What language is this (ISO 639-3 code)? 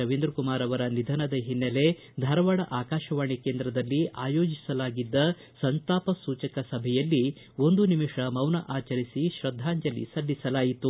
kan